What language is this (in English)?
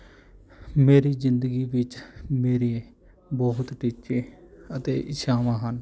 Punjabi